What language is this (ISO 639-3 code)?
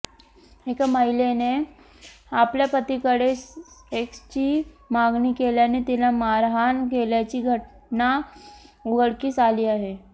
mar